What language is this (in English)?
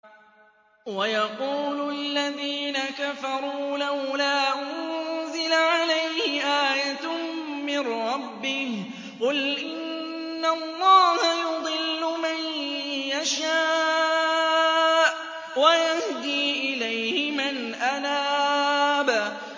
Arabic